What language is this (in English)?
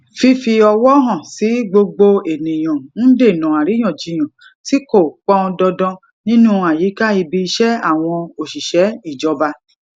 Yoruba